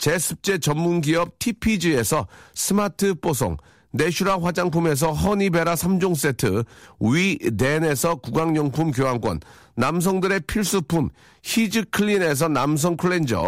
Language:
Korean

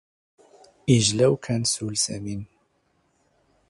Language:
Standard Moroccan Tamazight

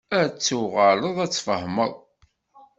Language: Kabyle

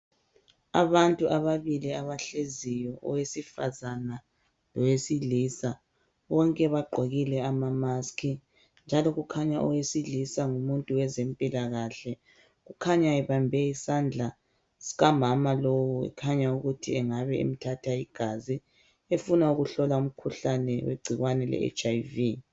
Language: North Ndebele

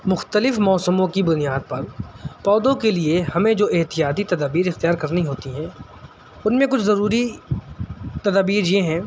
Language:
Urdu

